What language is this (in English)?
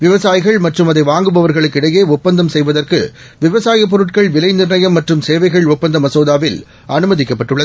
Tamil